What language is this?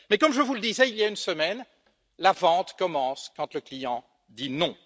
French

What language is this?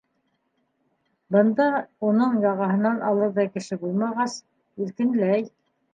Bashkir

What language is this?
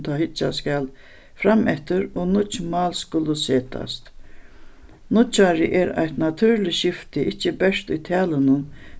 Faroese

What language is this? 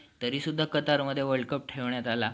Marathi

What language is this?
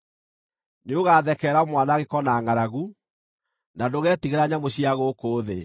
Kikuyu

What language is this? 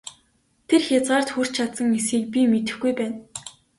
Mongolian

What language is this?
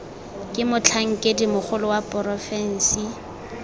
Tswana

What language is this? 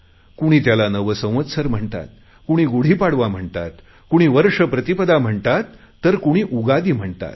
Marathi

